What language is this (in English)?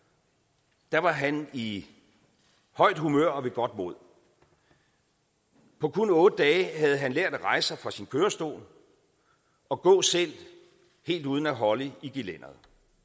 Danish